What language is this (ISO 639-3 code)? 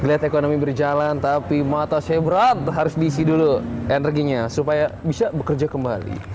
ind